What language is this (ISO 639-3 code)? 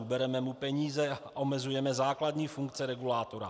ces